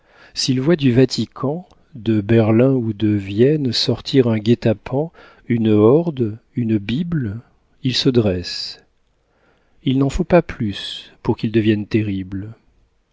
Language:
French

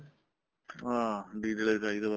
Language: Punjabi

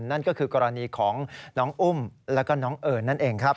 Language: Thai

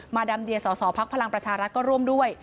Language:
Thai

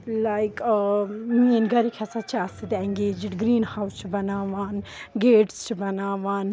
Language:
Kashmiri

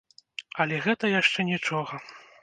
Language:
Belarusian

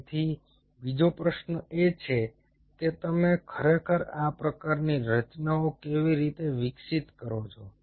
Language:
Gujarati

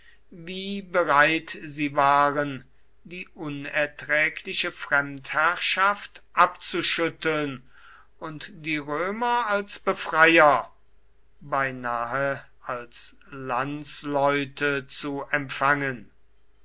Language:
German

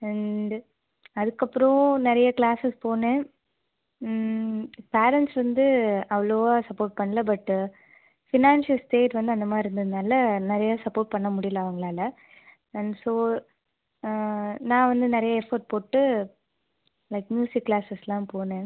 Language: Tamil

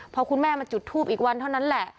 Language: Thai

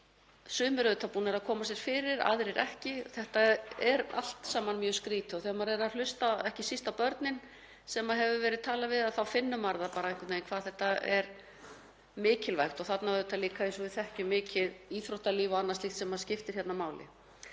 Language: Icelandic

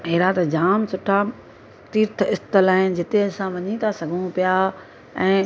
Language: Sindhi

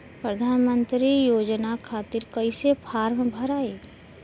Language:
Bhojpuri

